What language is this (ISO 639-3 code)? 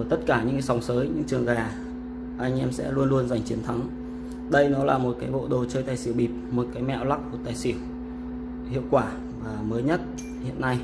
vie